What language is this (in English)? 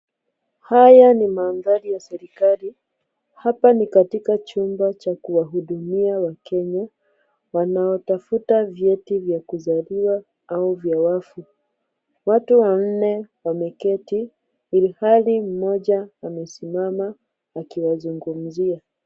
Swahili